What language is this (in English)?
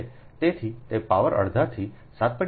Gujarati